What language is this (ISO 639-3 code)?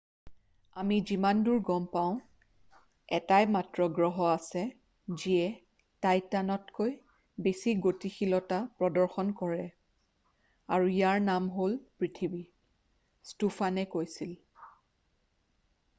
asm